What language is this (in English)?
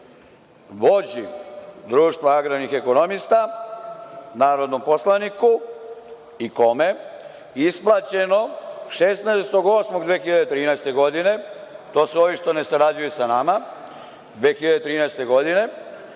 Serbian